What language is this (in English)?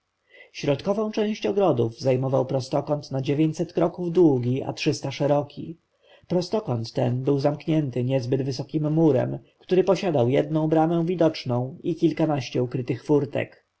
Polish